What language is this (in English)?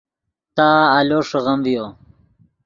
Yidgha